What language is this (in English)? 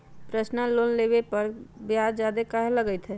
Magahi